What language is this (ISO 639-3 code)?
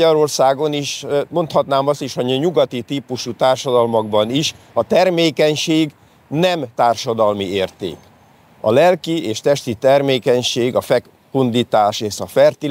hun